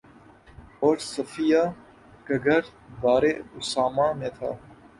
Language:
Urdu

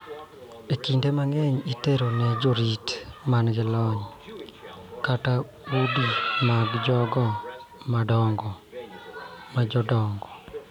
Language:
Luo (Kenya and Tanzania)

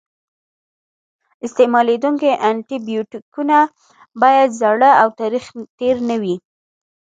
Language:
Pashto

